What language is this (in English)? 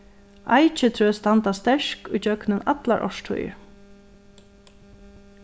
Faroese